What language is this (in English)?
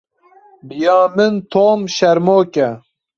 Kurdish